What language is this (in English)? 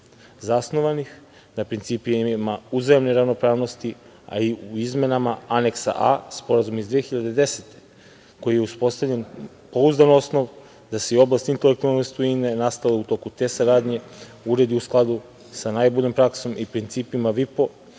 Serbian